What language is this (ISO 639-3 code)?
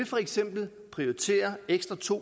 dan